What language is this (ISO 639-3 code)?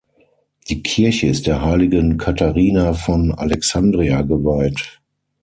deu